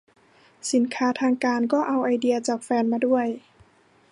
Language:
Thai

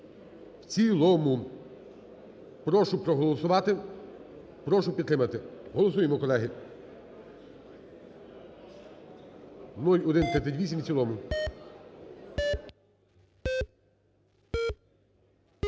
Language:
Ukrainian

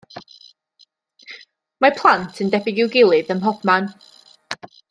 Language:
Welsh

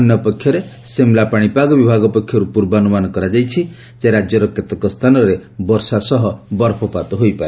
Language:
Odia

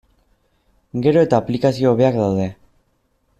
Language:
Basque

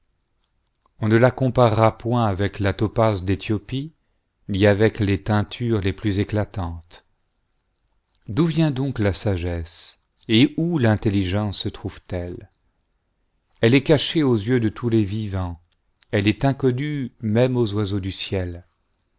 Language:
French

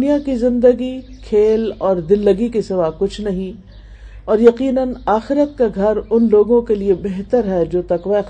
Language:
Urdu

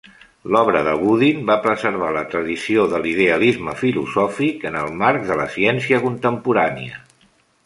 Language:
Catalan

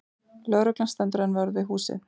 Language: Icelandic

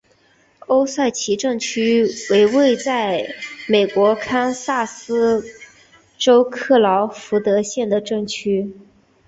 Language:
Chinese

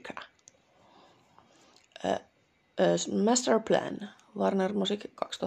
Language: Finnish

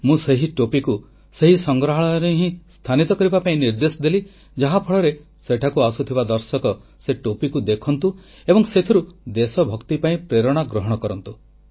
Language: Odia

